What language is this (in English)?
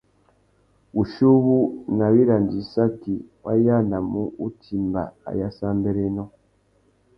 Tuki